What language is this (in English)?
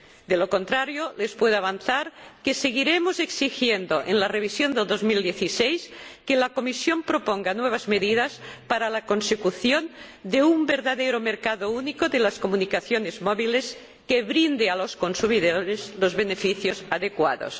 Spanish